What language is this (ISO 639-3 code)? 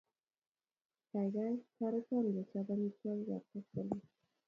kln